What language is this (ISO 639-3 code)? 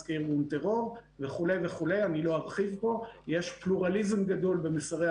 heb